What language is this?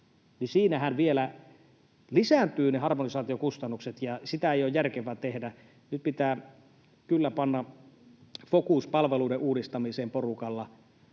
Finnish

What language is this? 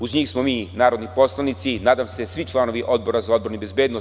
Serbian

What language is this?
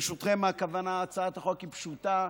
Hebrew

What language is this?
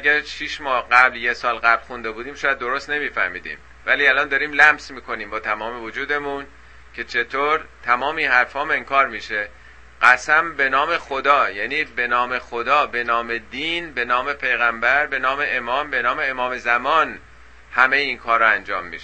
Persian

